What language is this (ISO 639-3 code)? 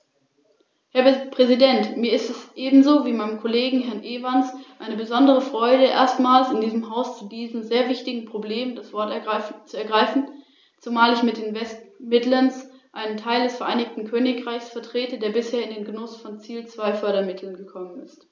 deu